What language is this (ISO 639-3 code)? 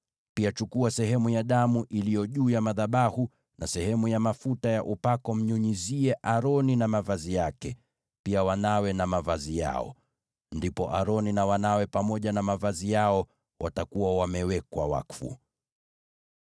swa